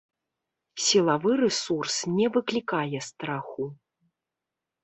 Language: Belarusian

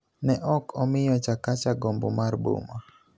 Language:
Luo (Kenya and Tanzania)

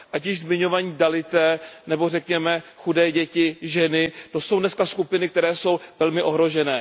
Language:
Czech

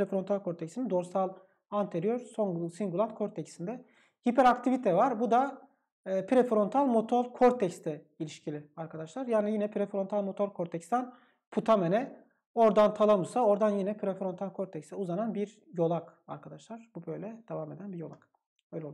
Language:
Turkish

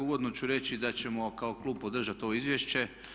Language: Croatian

